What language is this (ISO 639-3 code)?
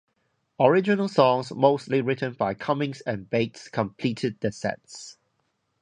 eng